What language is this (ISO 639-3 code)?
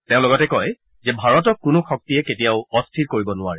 asm